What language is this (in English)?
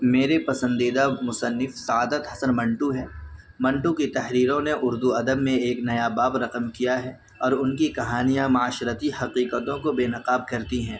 Urdu